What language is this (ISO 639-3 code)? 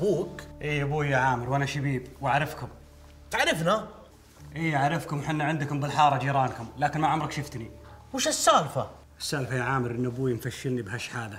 ara